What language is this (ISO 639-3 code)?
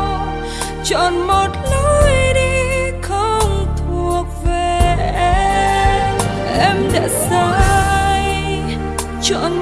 vie